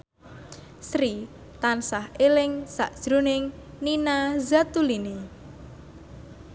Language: Javanese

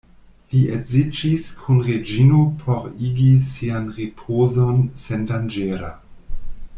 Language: Esperanto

